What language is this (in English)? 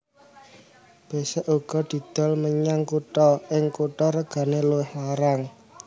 Javanese